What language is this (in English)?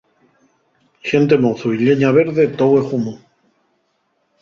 Asturian